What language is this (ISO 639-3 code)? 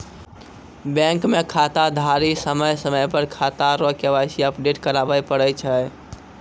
mai